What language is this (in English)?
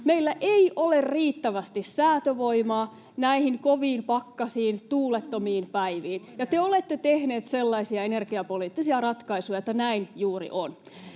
Finnish